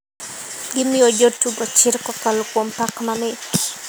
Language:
Luo (Kenya and Tanzania)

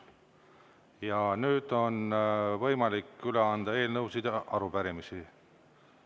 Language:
Estonian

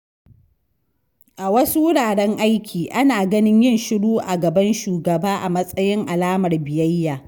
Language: Hausa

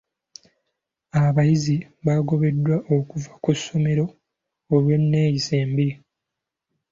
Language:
Ganda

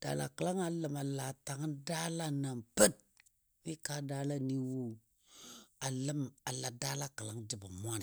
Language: Dadiya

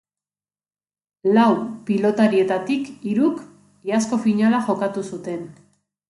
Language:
Basque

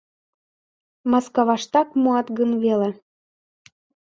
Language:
Mari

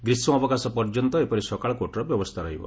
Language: Odia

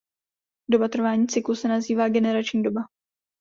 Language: Czech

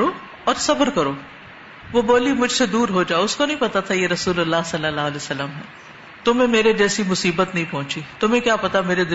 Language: Urdu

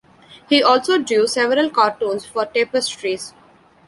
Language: English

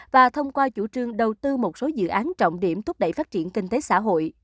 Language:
Vietnamese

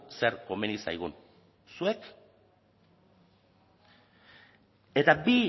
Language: Basque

